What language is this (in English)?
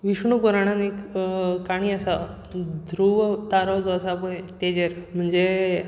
Konkani